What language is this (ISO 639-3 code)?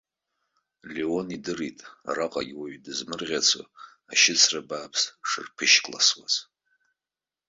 abk